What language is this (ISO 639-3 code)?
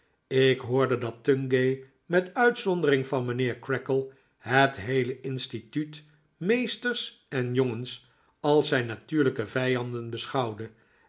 nld